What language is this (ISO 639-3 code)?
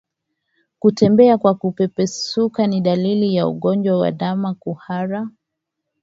swa